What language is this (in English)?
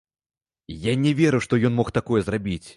Belarusian